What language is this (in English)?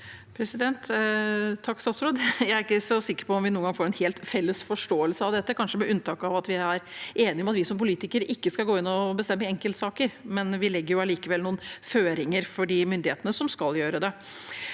Norwegian